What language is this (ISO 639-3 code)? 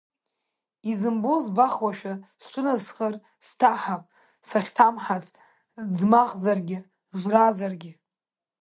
abk